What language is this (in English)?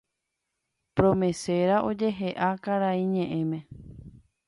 Guarani